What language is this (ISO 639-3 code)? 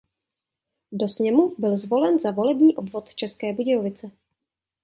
ces